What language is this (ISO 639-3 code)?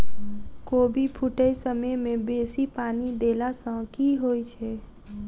mai